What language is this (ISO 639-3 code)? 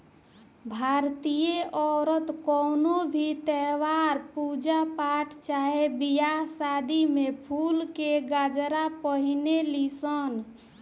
bho